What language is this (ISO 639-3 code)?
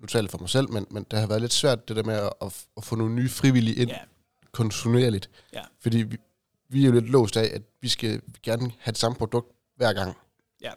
dan